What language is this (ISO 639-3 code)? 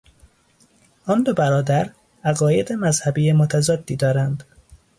fas